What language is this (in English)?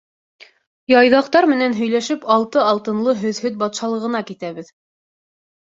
Bashkir